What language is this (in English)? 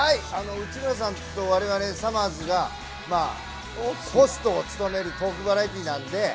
Japanese